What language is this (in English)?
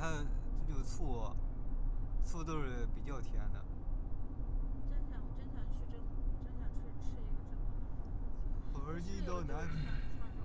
Chinese